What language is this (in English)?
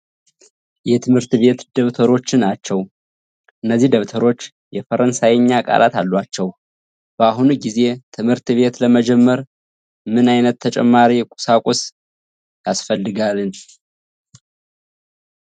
Amharic